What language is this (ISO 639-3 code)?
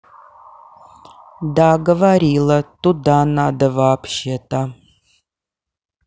rus